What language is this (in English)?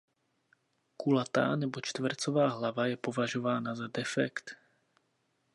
Czech